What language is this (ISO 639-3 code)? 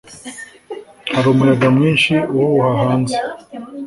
kin